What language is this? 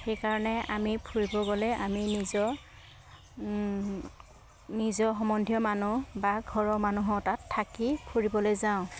Assamese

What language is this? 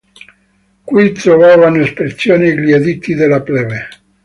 Italian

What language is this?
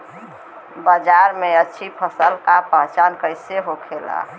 Bhojpuri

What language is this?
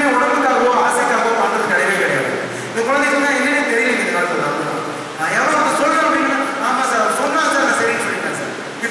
Greek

